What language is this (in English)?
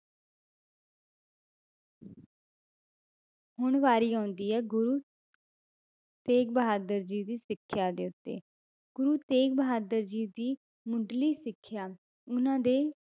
Punjabi